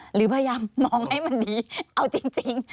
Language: Thai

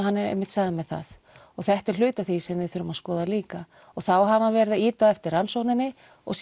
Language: Icelandic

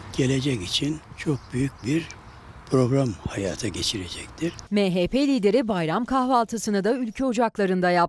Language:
Turkish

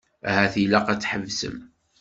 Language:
Kabyle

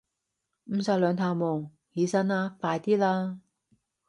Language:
Cantonese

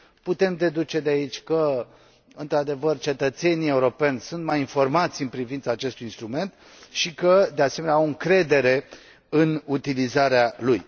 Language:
Romanian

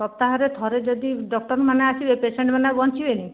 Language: Odia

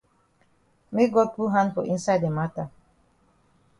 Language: Cameroon Pidgin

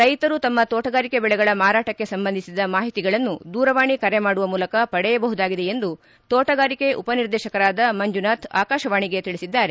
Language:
Kannada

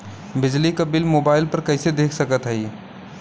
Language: Bhojpuri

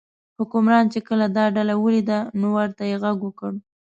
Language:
Pashto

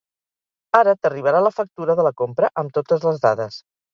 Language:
Catalan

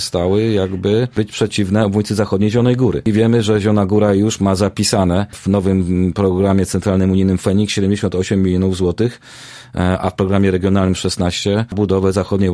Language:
Polish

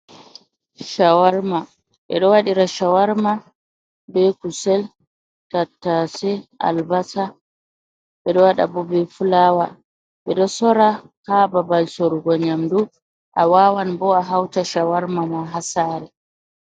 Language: Fula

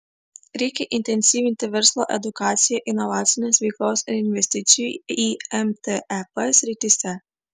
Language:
Lithuanian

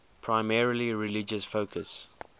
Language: English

